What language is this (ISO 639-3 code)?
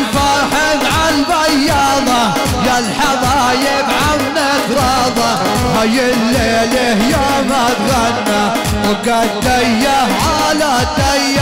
ara